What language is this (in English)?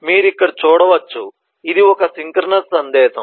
Telugu